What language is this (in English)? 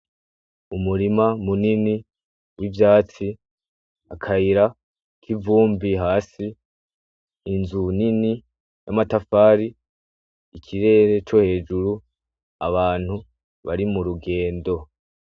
Rundi